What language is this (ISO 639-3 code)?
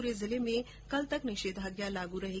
hin